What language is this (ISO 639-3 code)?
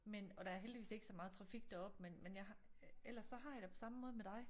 dan